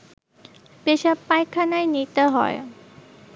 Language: Bangla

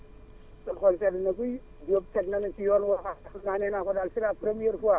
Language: Wolof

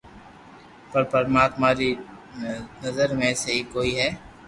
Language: Loarki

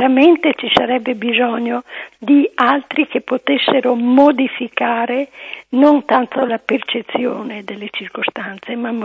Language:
Italian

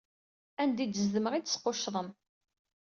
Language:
Kabyle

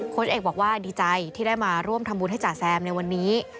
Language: Thai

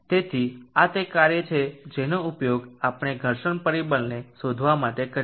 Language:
Gujarati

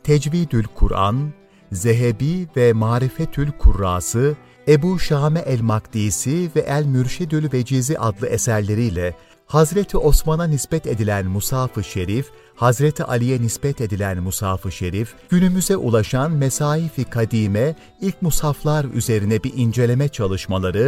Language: Turkish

